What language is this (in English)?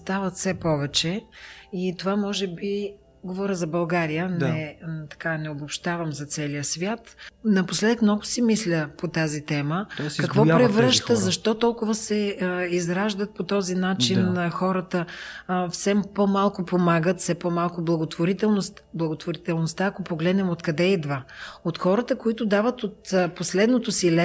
Bulgarian